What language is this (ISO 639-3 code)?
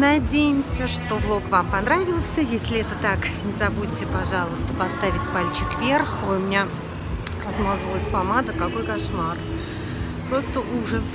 rus